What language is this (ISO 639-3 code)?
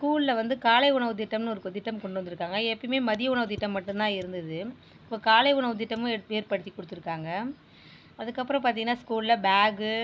tam